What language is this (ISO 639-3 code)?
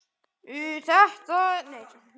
isl